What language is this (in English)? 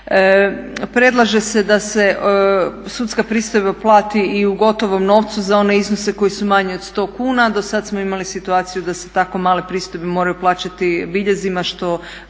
Croatian